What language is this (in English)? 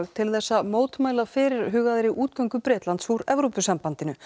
Icelandic